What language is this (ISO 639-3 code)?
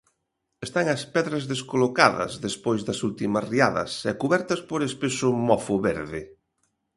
glg